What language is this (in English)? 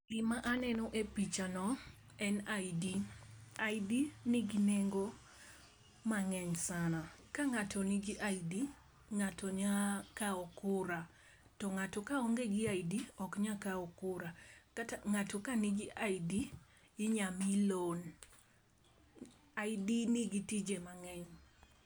Luo (Kenya and Tanzania)